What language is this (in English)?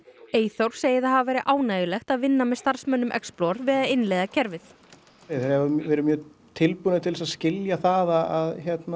Icelandic